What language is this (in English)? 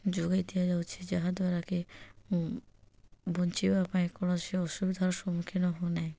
Odia